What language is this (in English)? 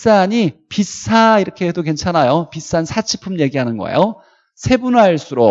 Korean